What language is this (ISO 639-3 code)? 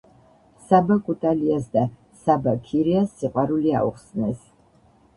kat